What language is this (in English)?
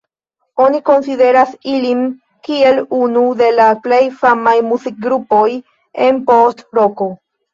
Esperanto